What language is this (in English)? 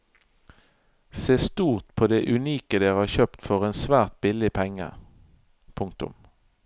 Norwegian